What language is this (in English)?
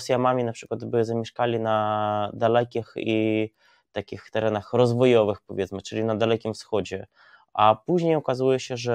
Polish